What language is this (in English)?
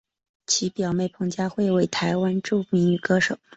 Chinese